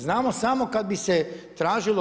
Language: Croatian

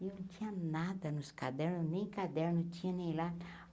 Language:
Portuguese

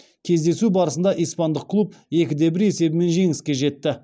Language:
Kazakh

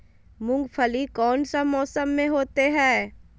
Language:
Magahi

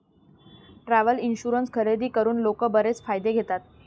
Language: Marathi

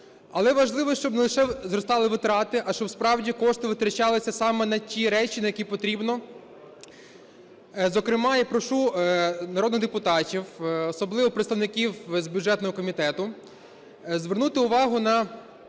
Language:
Ukrainian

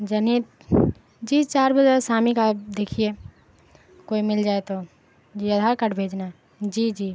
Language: Urdu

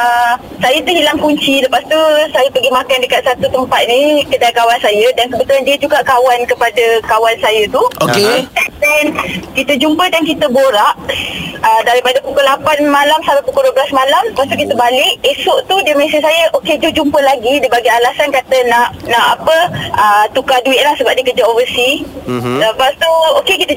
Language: Malay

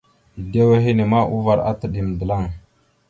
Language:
Mada (Cameroon)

